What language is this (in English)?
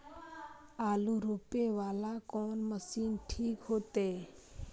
Maithili